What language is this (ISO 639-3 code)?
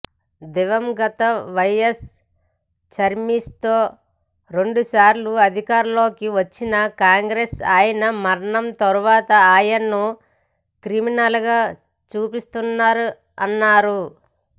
tel